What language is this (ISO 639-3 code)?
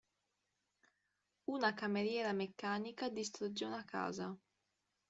ita